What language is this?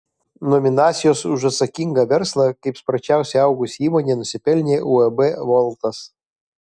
Lithuanian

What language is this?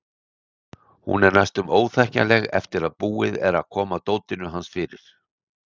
Icelandic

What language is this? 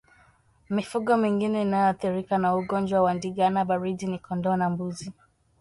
Swahili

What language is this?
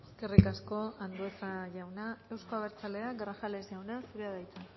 Basque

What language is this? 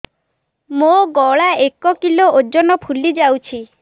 Odia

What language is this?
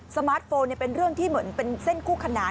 Thai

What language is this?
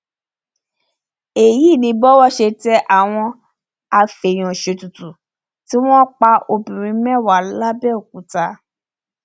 Yoruba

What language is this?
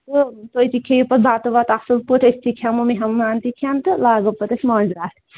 Kashmiri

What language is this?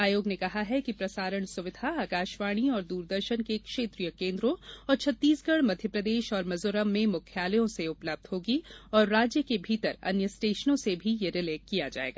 Hindi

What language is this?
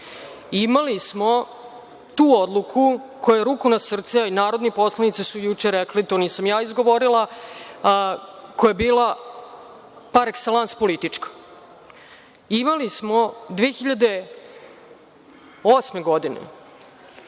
Serbian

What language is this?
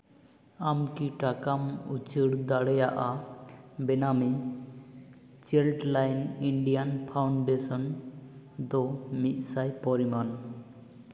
Santali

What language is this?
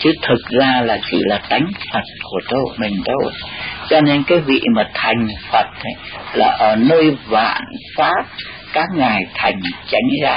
Vietnamese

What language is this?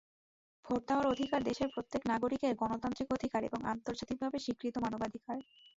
Bangla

